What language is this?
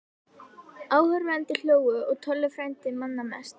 Icelandic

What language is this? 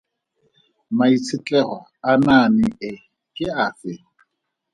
Tswana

